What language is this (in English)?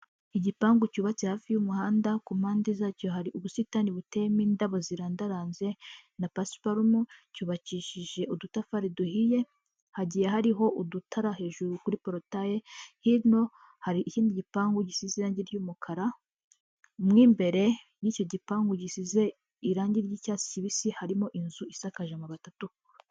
Kinyarwanda